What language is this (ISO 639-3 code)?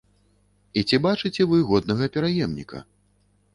bel